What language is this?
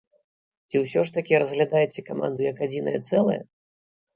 Belarusian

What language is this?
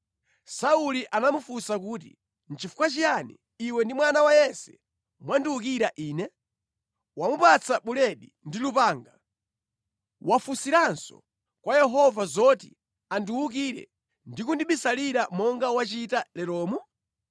Nyanja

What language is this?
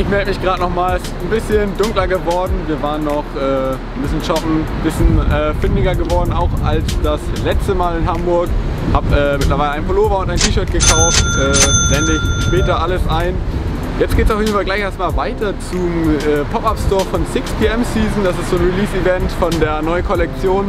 German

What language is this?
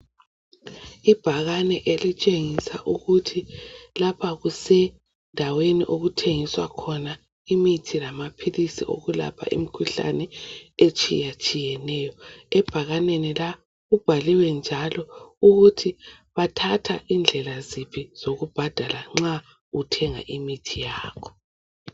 North Ndebele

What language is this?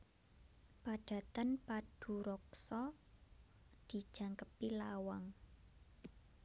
Javanese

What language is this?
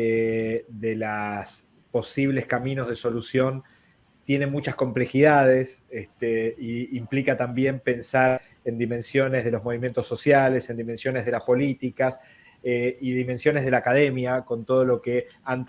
Spanish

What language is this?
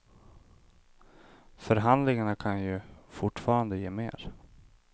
Swedish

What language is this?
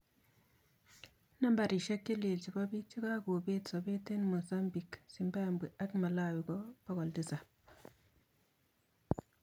Kalenjin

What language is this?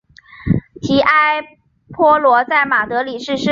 Chinese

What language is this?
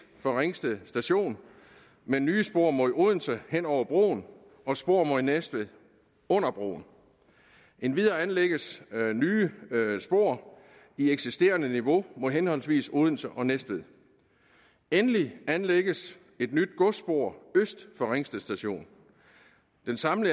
Danish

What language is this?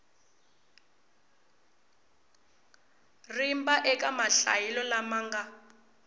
Tsonga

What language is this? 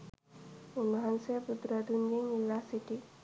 Sinhala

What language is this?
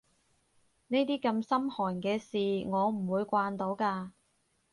Cantonese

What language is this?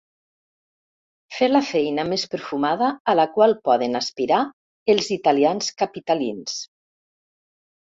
Catalan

